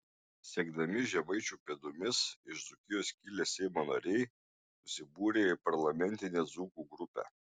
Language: Lithuanian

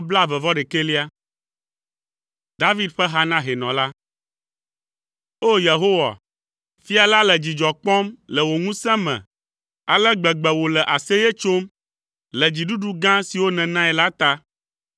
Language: Ewe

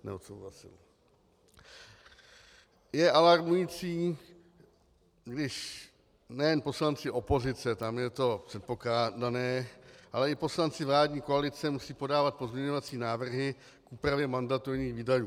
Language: Czech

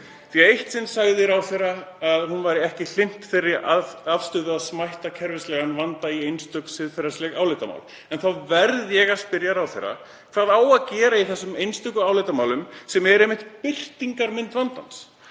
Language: Icelandic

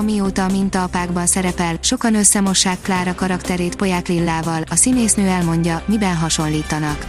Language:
Hungarian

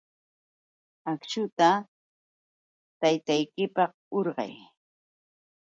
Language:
Yauyos Quechua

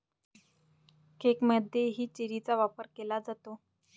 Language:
Marathi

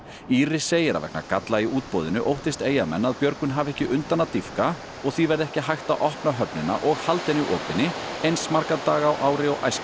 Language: Icelandic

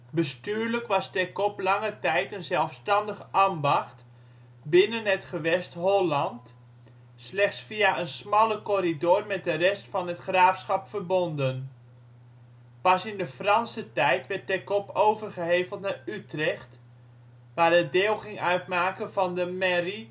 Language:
Dutch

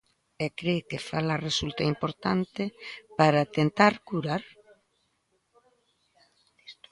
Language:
Galician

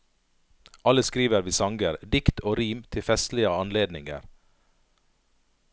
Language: Norwegian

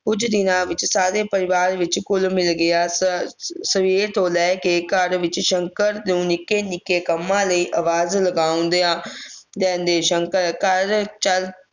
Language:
Punjabi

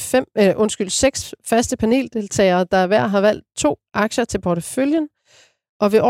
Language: Danish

